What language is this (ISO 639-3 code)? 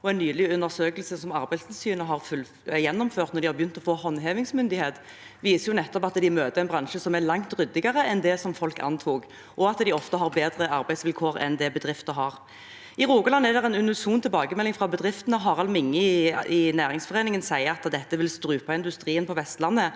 nor